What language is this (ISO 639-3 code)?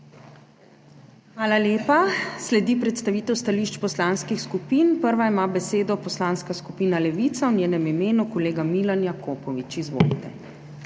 slv